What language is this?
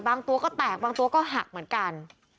Thai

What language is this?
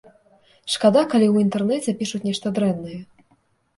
Belarusian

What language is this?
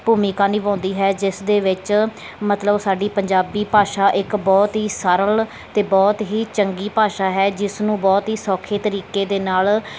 Punjabi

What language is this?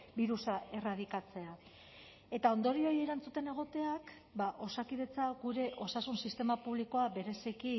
Basque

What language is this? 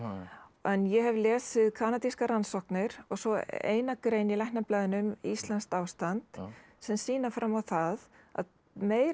Icelandic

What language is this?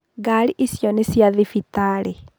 Kikuyu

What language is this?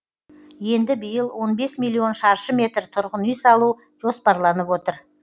Kazakh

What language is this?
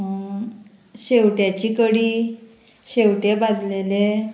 Konkani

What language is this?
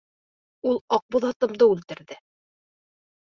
Bashkir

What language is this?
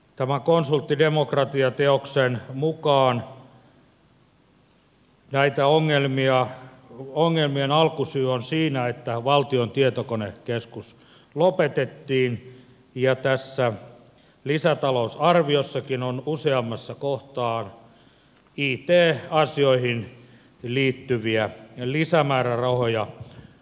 Finnish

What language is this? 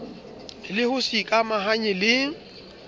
Southern Sotho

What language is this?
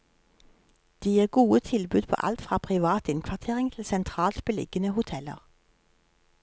Norwegian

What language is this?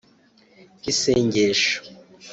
Kinyarwanda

